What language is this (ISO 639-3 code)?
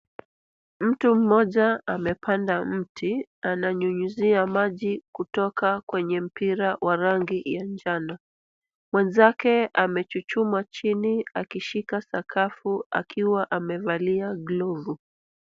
swa